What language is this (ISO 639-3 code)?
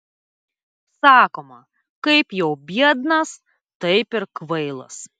lit